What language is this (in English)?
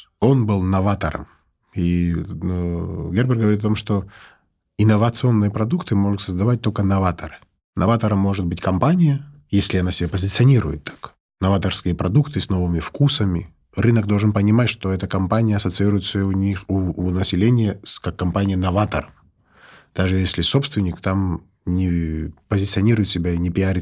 Russian